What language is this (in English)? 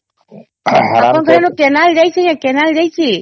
Odia